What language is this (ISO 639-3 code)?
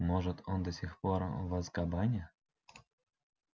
rus